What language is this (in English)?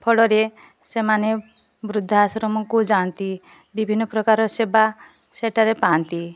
Odia